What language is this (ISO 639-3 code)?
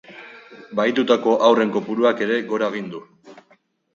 eus